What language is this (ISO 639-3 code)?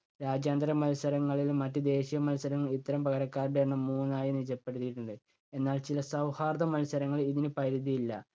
mal